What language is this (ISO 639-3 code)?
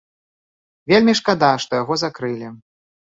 bel